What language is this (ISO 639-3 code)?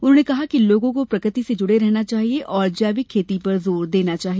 hin